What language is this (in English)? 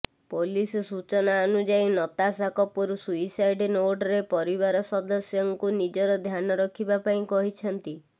Odia